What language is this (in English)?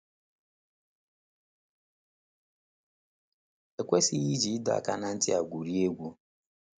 Igbo